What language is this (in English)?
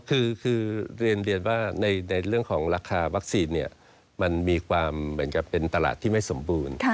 Thai